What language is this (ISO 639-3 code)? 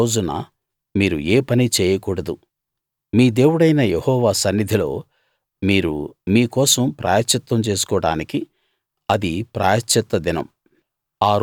tel